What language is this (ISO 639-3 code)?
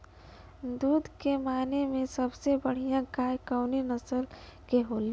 bho